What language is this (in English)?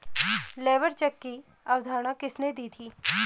Hindi